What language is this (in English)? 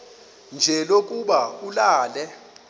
Xhosa